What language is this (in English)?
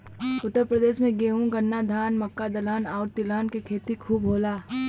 Bhojpuri